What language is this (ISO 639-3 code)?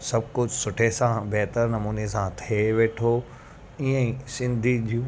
snd